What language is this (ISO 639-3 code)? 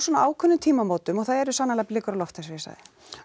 isl